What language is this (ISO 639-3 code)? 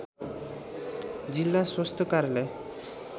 nep